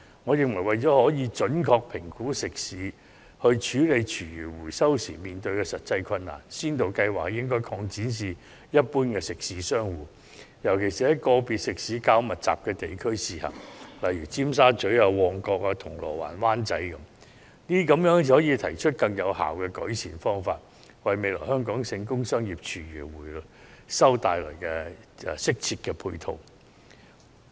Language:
Cantonese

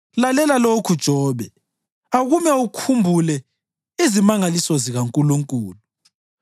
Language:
North Ndebele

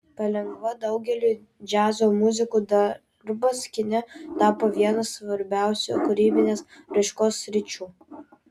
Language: Lithuanian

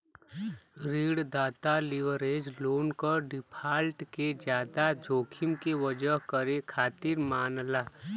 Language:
Bhojpuri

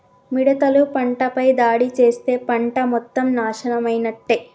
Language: Telugu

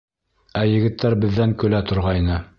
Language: Bashkir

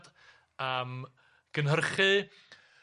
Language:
Welsh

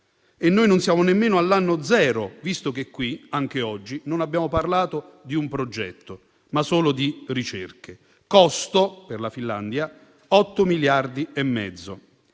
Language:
Italian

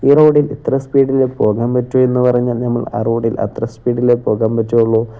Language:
Malayalam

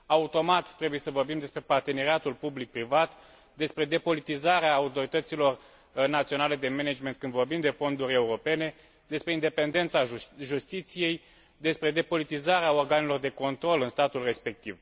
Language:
Romanian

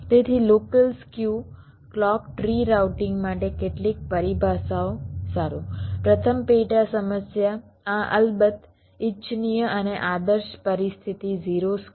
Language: Gujarati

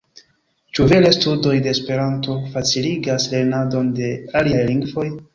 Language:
Esperanto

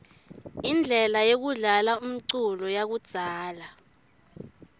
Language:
Swati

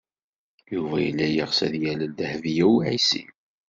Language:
Kabyle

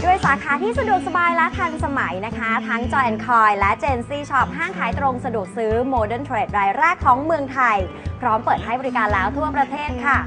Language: Thai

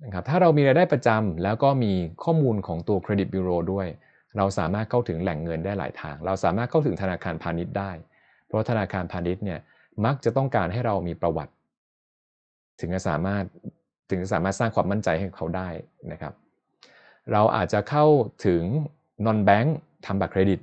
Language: Thai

